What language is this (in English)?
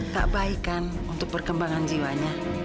Indonesian